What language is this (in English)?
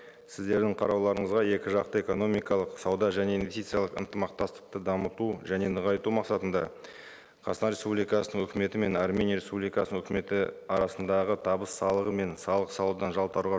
Kazakh